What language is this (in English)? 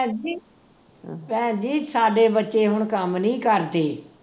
Punjabi